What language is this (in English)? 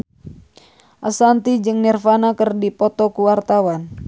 Sundanese